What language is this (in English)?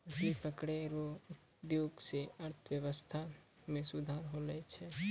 Maithili